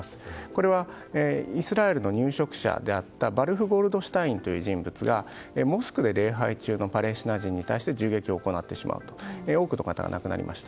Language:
Japanese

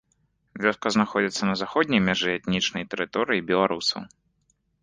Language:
Belarusian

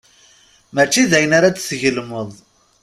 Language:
Kabyle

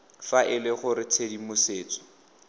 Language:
Tswana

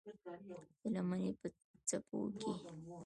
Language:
Pashto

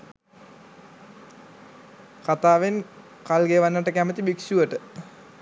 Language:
Sinhala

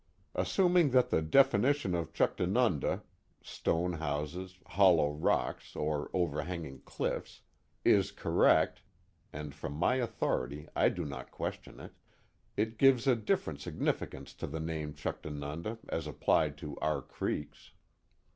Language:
English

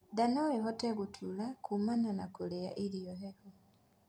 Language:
Kikuyu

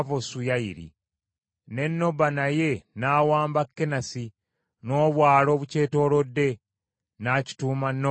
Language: Ganda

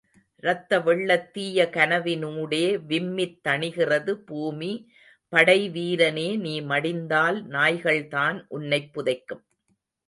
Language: Tamil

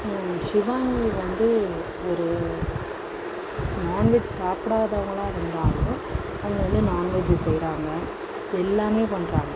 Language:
Tamil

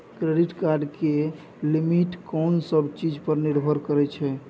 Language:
Maithili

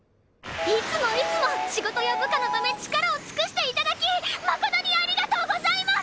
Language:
Japanese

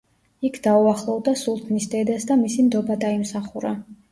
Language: Georgian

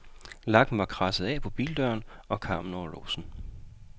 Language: Danish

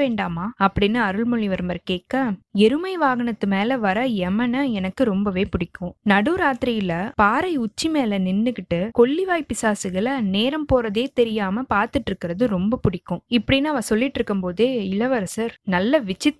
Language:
Tamil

